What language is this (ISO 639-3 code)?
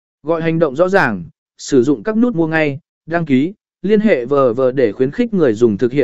vie